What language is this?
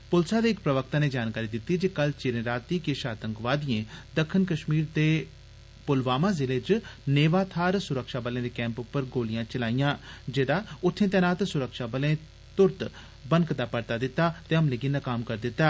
Dogri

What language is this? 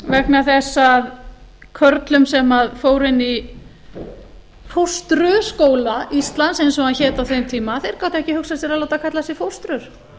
Icelandic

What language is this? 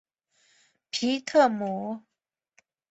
Chinese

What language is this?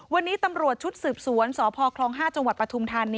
Thai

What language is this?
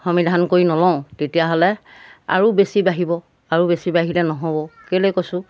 Assamese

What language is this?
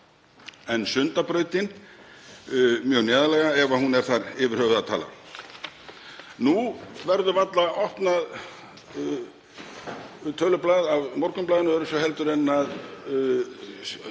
Icelandic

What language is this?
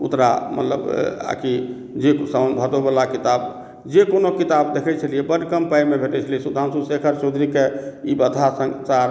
Maithili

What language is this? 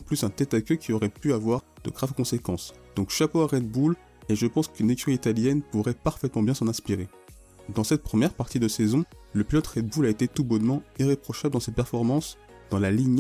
French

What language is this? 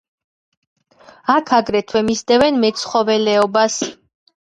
Georgian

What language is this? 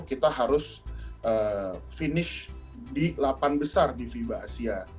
Indonesian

